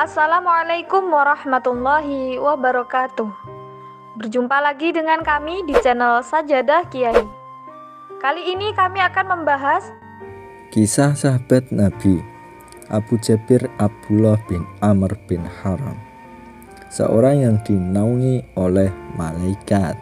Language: Indonesian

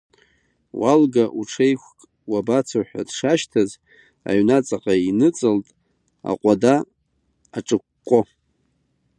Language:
Abkhazian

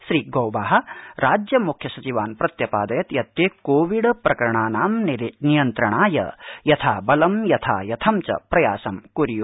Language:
Sanskrit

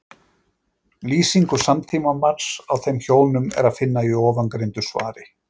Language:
Icelandic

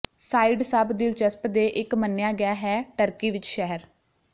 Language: Punjabi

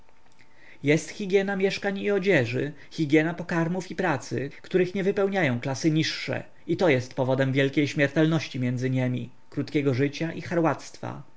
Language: Polish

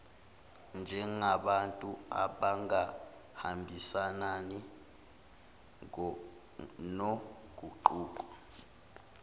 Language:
Zulu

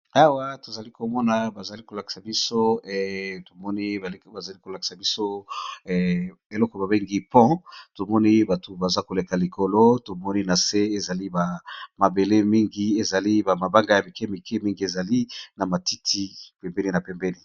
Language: Lingala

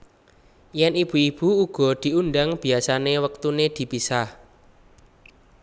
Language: Javanese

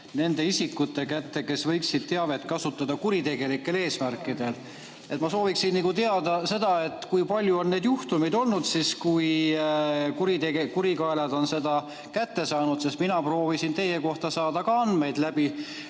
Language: Estonian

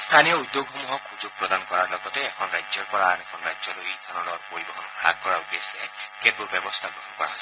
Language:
Assamese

